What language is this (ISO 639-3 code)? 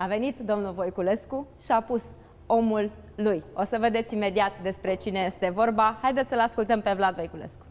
ron